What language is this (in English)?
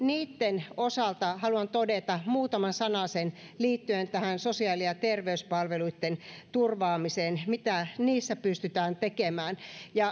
Finnish